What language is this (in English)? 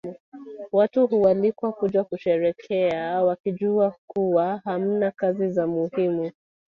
Swahili